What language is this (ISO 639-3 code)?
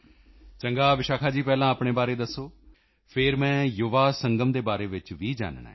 pan